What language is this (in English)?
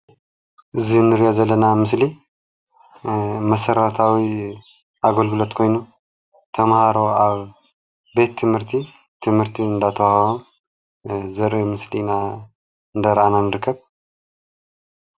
Tigrinya